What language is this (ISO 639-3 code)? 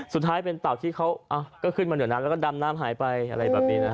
tha